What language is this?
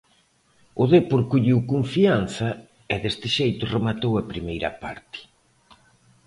Galician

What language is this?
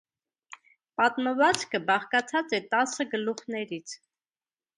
Armenian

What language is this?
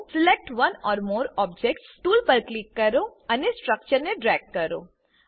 Gujarati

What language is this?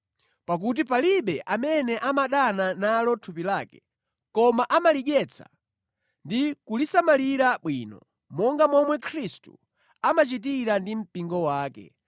Nyanja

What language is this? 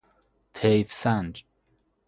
Persian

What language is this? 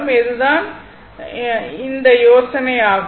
Tamil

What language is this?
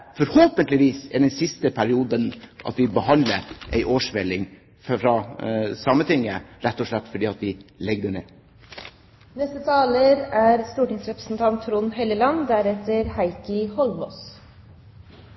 Norwegian Bokmål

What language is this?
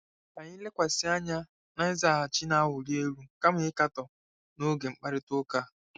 Igbo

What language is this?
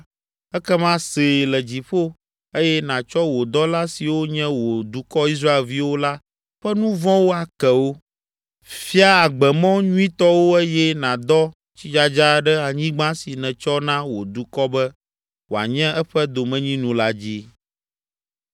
Ewe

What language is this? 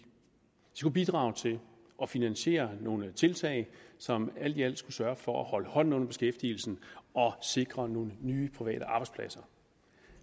Danish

